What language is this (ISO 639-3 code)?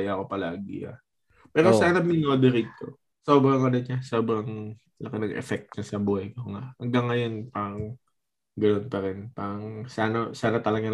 fil